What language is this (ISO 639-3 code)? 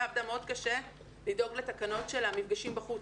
heb